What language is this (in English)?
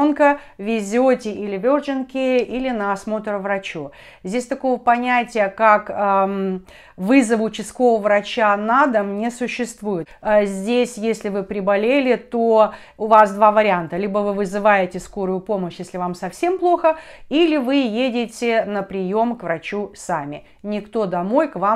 Russian